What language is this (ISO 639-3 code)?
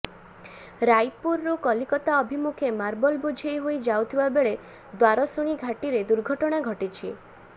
ori